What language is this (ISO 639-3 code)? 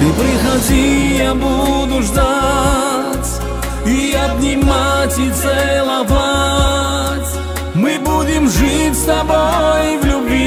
rus